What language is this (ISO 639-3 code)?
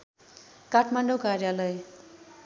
nep